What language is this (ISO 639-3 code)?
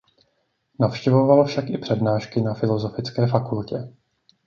ces